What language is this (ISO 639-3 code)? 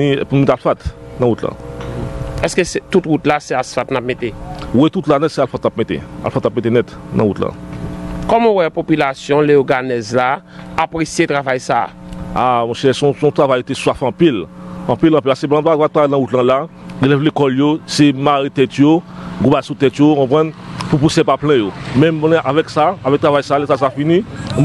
fra